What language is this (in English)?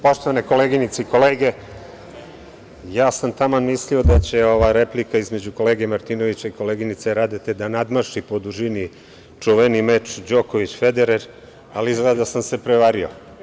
Serbian